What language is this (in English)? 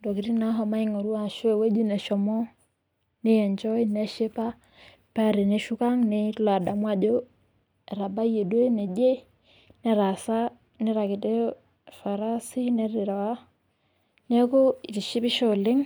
Masai